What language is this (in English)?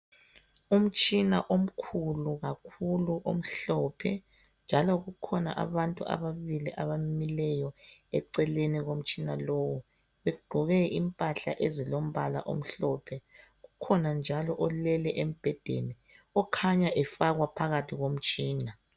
North Ndebele